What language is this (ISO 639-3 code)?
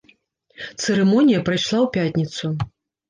bel